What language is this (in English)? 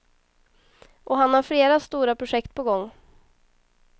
Swedish